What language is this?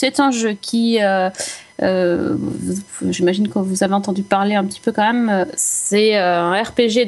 French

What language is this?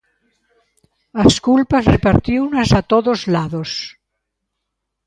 Galician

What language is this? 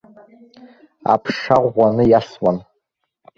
Abkhazian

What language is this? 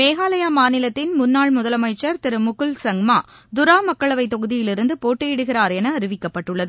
Tamil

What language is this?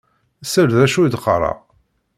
Kabyle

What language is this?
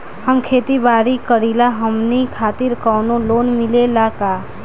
Bhojpuri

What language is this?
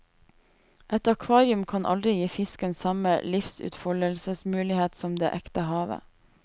Norwegian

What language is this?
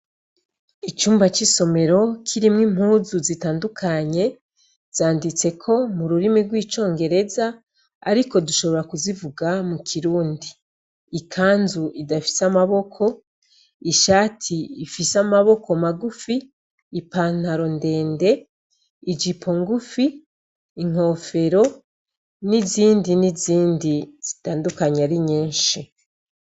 Rundi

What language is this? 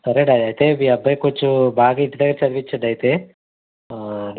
Telugu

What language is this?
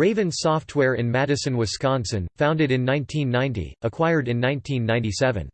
English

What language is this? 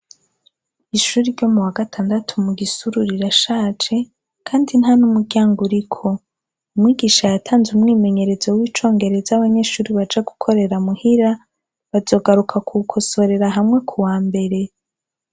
Rundi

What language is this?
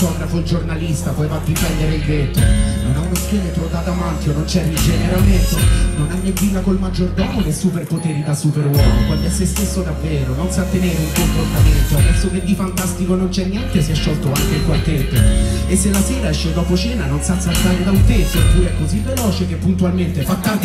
Italian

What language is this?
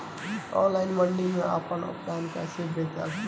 Bhojpuri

